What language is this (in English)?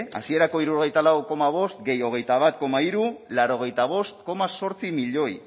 Basque